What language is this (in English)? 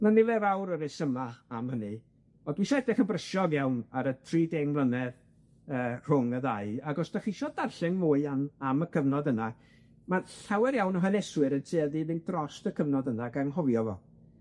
Welsh